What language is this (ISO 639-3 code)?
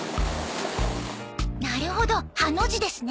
jpn